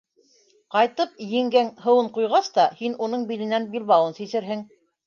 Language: Bashkir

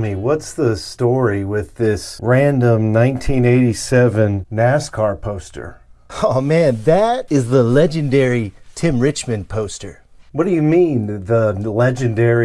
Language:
English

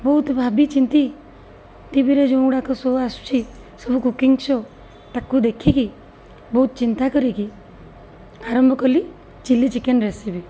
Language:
Odia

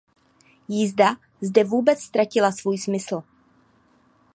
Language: Czech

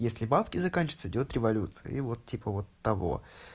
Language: Russian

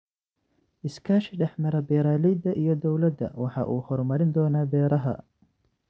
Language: Somali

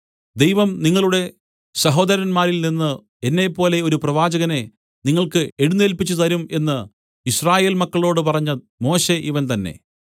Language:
Malayalam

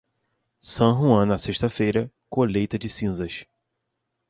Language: Portuguese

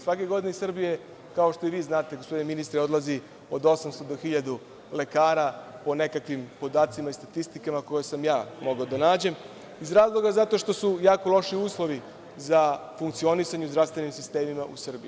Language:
Serbian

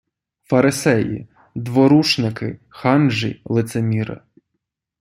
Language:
Ukrainian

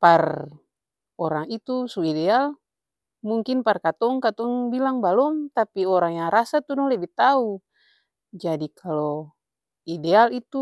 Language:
Ambonese Malay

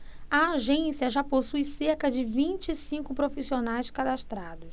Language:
Portuguese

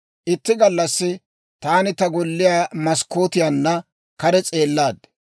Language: Dawro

